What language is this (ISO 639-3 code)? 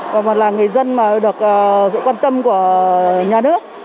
vie